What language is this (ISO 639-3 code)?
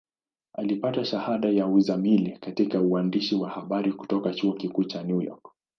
swa